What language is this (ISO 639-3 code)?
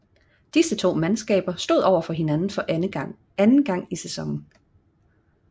dan